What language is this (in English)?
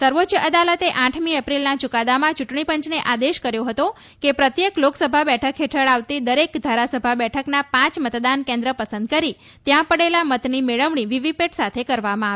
Gujarati